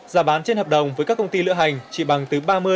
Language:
Vietnamese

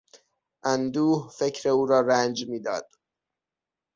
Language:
Persian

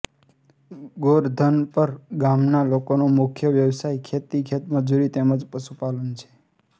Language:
Gujarati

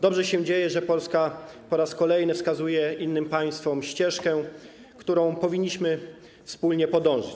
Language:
Polish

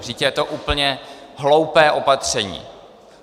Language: Czech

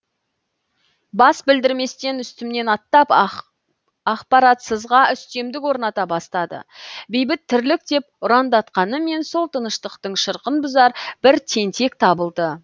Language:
Kazakh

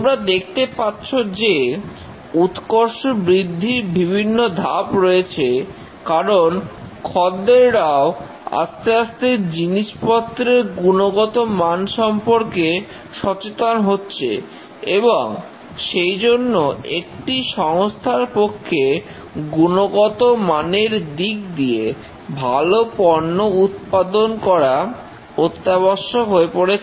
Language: Bangla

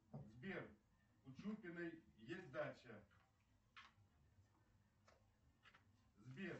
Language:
Russian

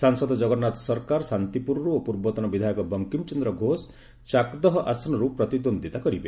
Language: Odia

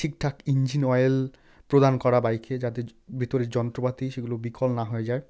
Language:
Bangla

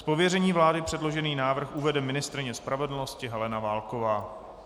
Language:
Czech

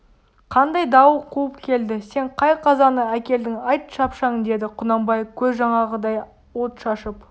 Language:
Kazakh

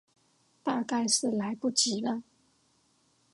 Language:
Chinese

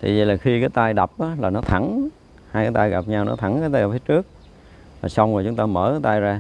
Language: Vietnamese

